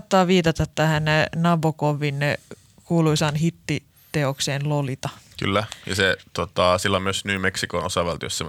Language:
Finnish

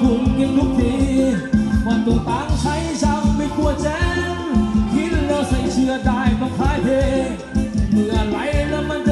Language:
Thai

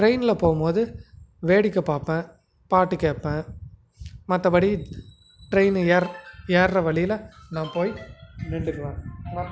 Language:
Tamil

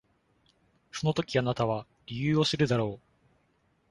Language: Japanese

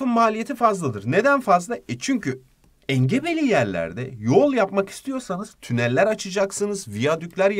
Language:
Turkish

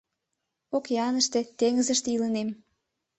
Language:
Mari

